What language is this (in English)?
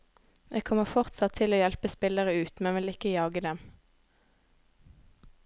Norwegian